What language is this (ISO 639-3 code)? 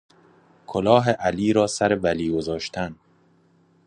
fas